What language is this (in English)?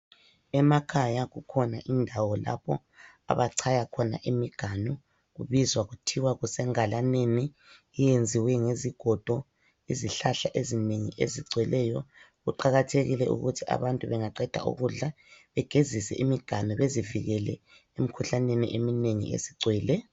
North Ndebele